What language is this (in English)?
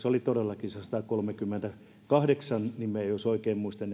Finnish